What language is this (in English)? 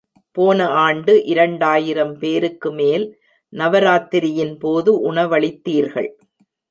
Tamil